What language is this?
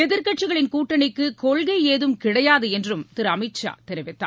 Tamil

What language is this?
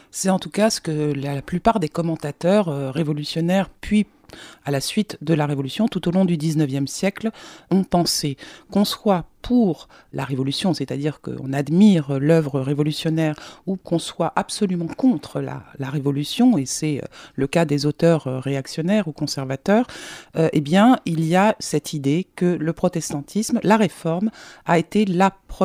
French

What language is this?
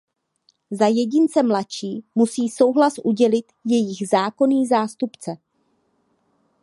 Czech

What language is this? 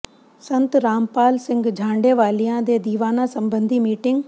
Punjabi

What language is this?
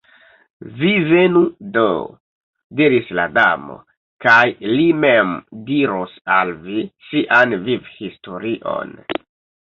Esperanto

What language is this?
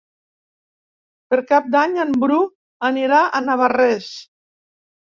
Catalan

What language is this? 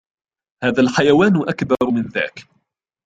Arabic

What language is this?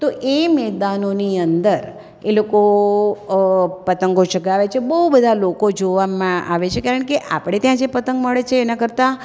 Gujarati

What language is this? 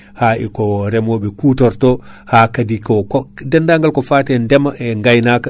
Fula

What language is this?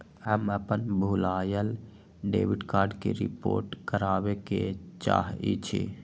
Magahi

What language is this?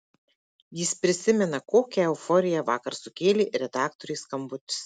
Lithuanian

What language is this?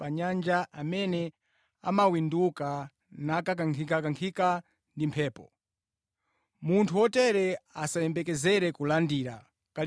Nyanja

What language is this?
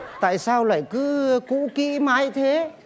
Vietnamese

